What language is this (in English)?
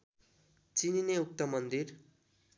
Nepali